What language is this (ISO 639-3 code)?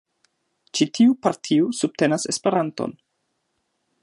epo